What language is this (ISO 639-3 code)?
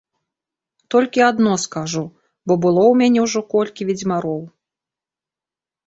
bel